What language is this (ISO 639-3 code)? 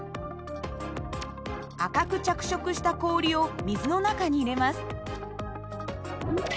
jpn